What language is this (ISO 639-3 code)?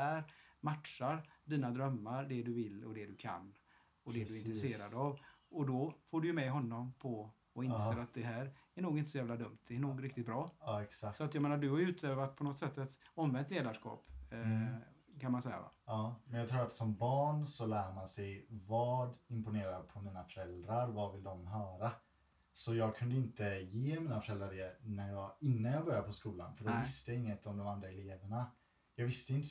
swe